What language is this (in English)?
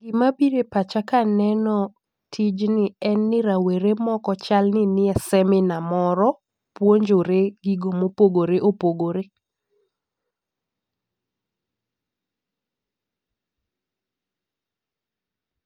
Luo (Kenya and Tanzania)